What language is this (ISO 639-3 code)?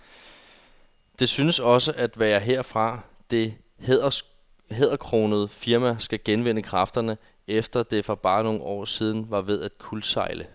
dan